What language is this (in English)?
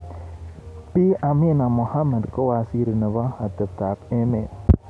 Kalenjin